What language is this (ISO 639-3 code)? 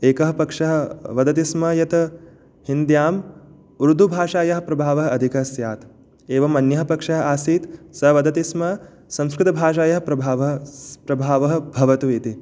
san